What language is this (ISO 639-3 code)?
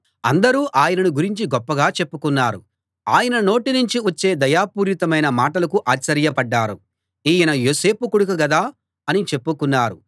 tel